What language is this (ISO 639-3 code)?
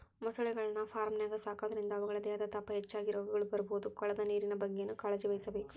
kan